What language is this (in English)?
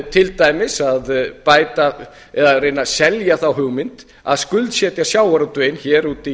Icelandic